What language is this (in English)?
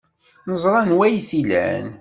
Kabyle